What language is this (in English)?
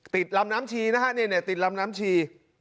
Thai